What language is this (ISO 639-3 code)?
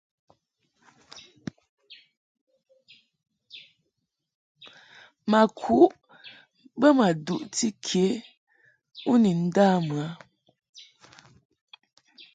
mhk